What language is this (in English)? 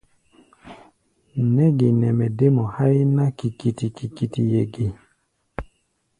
Gbaya